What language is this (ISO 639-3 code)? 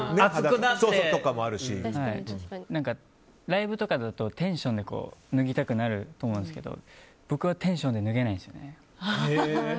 jpn